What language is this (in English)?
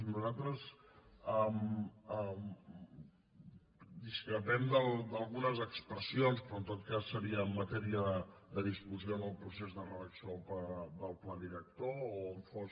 Catalan